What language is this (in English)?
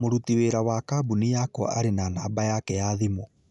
Kikuyu